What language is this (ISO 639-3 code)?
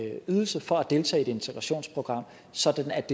dan